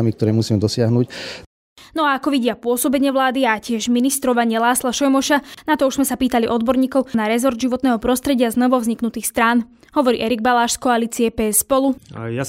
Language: Slovak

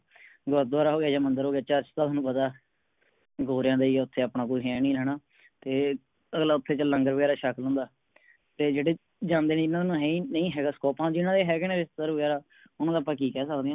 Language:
Punjabi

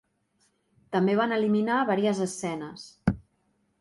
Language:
Catalan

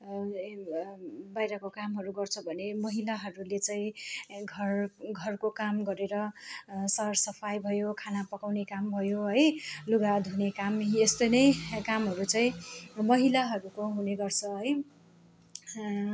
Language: Nepali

